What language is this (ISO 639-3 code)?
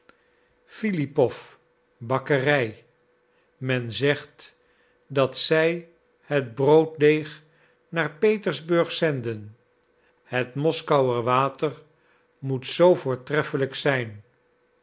nld